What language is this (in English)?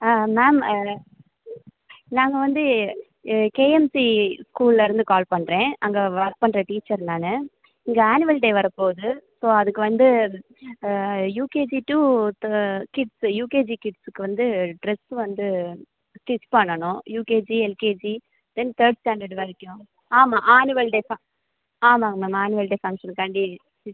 Tamil